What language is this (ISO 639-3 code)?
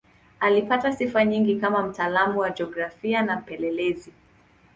swa